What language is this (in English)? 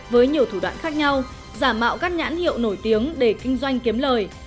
Vietnamese